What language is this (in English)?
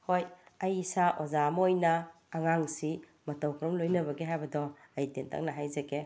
Manipuri